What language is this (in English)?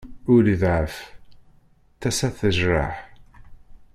Kabyle